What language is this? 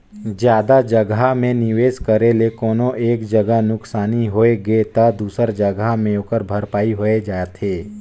Chhattisgarhi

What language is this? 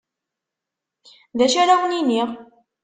Kabyle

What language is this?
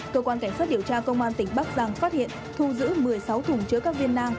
Vietnamese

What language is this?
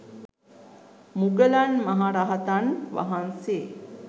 Sinhala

